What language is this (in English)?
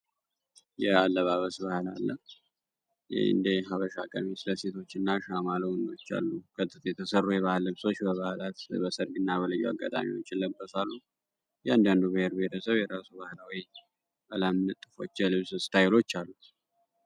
Amharic